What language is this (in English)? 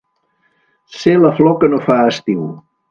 Catalan